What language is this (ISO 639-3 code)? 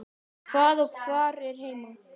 isl